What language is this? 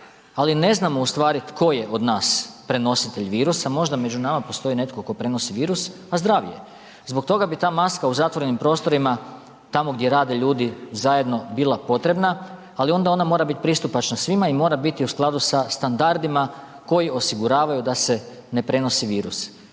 Croatian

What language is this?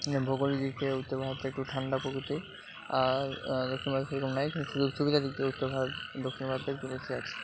Bangla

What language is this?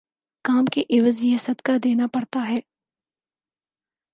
Urdu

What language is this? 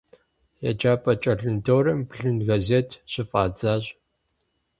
Kabardian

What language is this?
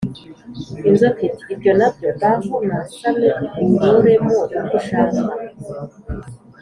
Kinyarwanda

